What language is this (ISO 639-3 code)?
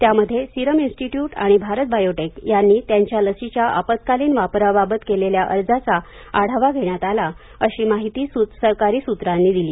mar